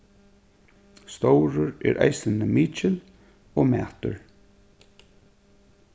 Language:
Faroese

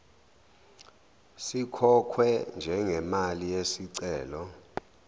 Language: Zulu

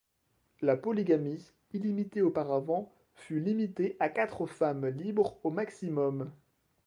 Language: French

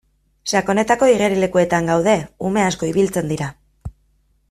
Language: Basque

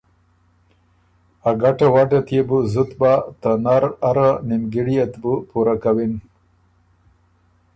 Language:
Ormuri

